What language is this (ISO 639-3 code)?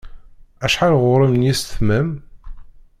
kab